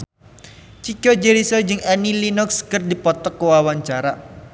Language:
Sundanese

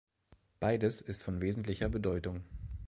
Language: German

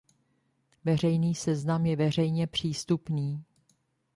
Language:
Czech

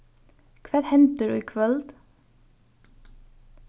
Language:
Faroese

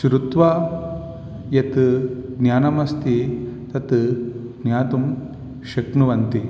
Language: Sanskrit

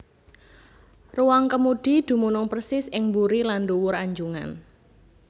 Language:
Javanese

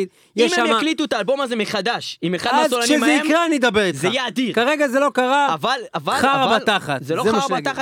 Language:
Hebrew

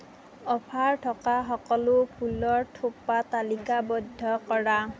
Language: Assamese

